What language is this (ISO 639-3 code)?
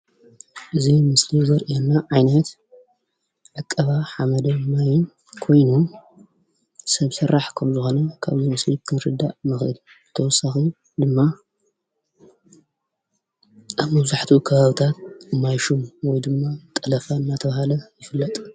tir